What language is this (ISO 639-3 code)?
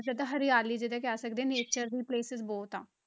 pan